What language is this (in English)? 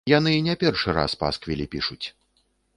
Belarusian